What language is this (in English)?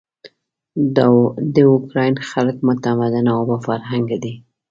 Pashto